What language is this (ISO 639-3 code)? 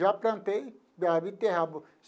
por